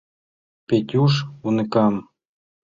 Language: Mari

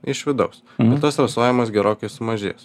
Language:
Lithuanian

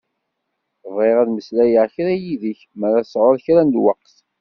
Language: Kabyle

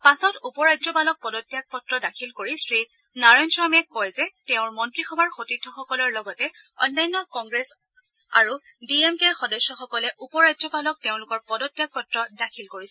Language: Assamese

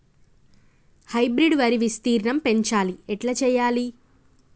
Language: Telugu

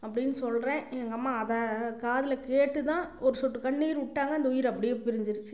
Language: Tamil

